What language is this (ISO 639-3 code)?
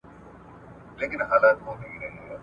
pus